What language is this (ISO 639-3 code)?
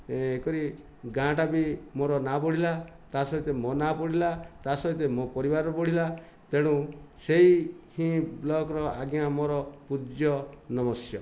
ori